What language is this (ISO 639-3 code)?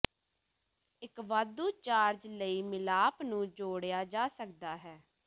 pan